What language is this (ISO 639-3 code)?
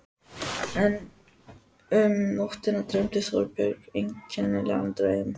isl